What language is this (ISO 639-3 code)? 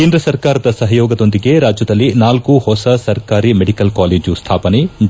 kan